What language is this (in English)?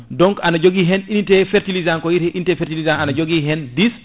Fula